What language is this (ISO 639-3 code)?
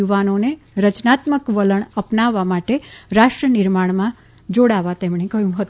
guj